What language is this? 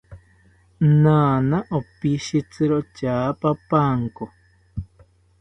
South Ucayali Ashéninka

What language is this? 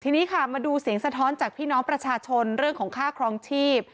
Thai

